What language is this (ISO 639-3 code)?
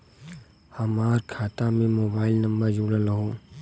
bho